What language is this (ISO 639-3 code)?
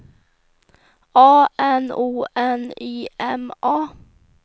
swe